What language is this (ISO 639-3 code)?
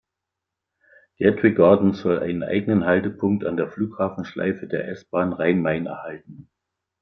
deu